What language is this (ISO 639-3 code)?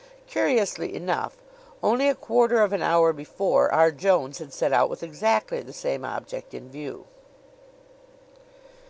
eng